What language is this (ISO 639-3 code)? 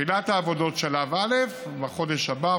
heb